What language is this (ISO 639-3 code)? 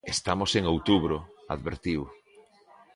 glg